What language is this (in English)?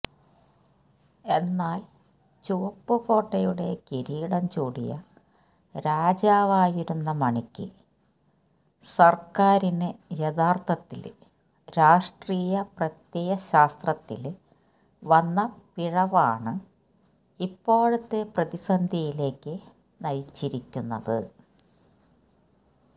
Malayalam